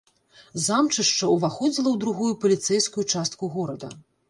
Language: Belarusian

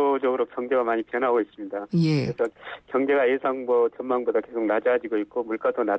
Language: Korean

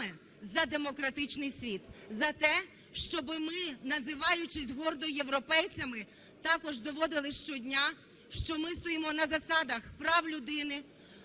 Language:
Ukrainian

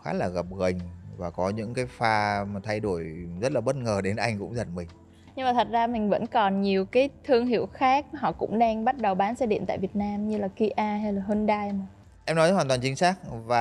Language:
Vietnamese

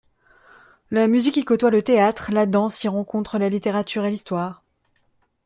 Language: French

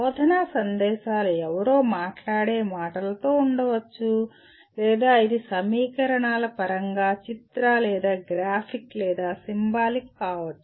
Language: Telugu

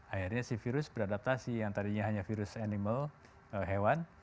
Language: Indonesian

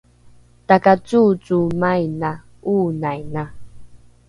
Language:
Rukai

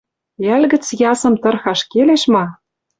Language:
Western Mari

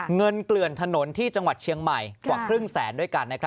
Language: Thai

